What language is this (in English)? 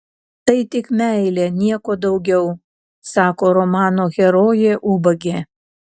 Lithuanian